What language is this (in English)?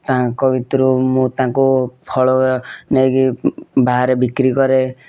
Odia